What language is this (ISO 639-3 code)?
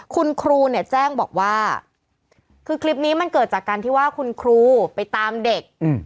tha